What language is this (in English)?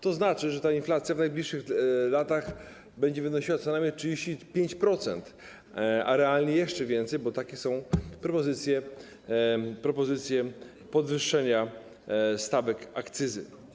Polish